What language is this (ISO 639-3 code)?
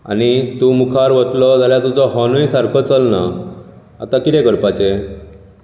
kok